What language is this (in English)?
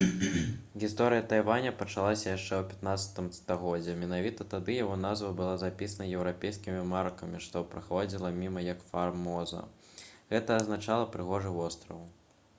Belarusian